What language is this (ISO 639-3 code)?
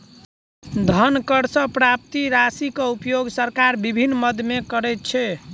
mai